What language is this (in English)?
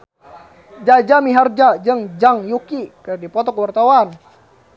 Sundanese